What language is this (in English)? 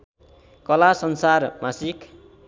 Nepali